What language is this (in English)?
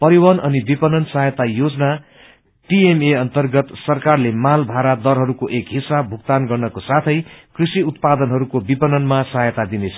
Nepali